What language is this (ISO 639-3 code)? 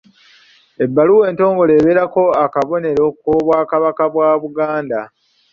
lug